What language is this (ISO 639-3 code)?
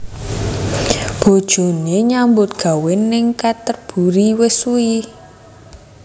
jav